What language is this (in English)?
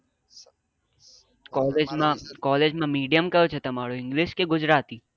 Gujarati